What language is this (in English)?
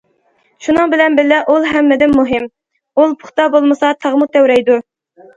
Uyghur